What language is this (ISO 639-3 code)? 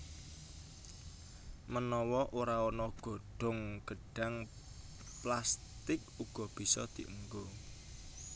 jav